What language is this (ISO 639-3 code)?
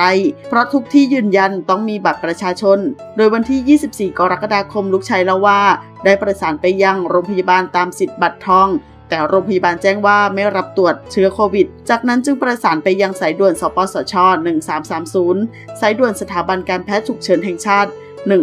tha